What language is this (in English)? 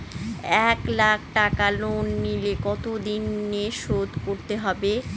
Bangla